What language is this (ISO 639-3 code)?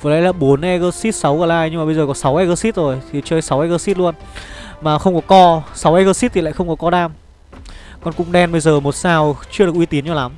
vie